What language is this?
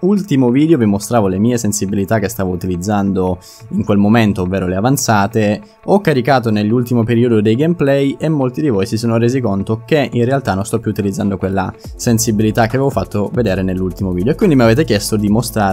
Italian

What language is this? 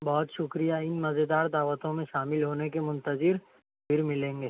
Urdu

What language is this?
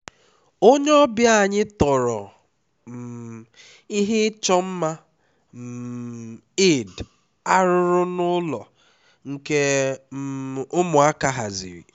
Igbo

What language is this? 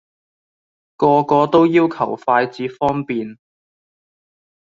Cantonese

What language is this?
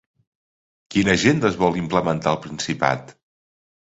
Catalan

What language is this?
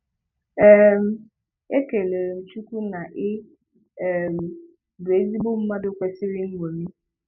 Igbo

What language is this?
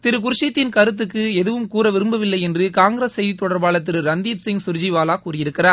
Tamil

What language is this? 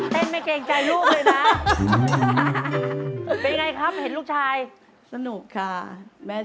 Thai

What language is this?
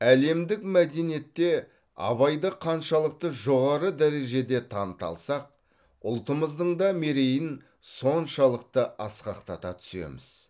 Kazakh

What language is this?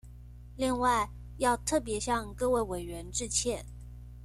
Chinese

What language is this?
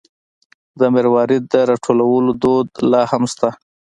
Pashto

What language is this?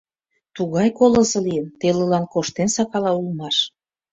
Mari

